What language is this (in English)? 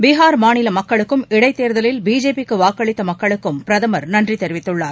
Tamil